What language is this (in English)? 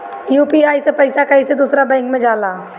Bhojpuri